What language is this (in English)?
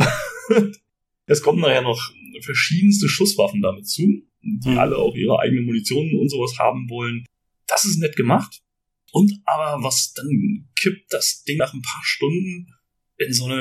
German